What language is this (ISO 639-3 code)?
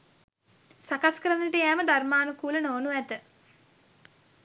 sin